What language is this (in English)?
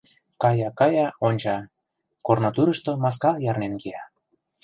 Mari